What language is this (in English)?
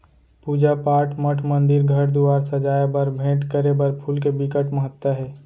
Chhattisgarhi